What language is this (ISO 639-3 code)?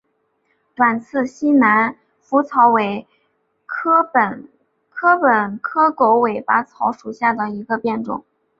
zho